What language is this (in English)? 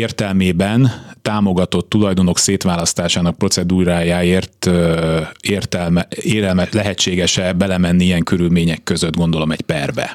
Hungarian